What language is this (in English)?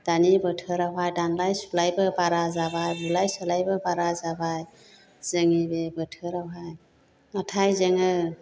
Bodo